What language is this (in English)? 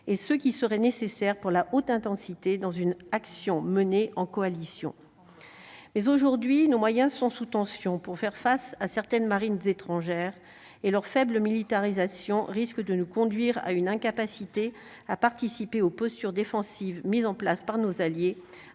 French